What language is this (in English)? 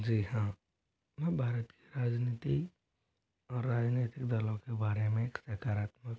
Hindi